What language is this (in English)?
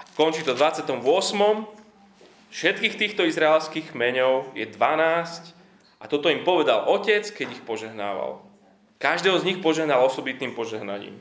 Slovak